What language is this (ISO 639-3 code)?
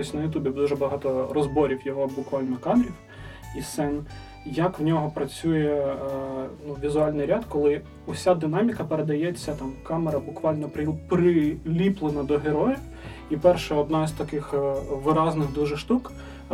ukr